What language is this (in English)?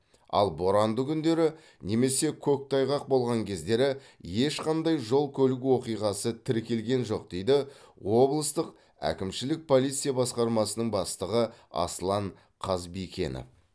Kazakh